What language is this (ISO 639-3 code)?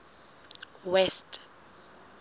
sot